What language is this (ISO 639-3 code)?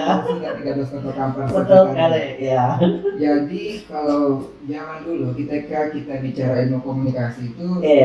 ind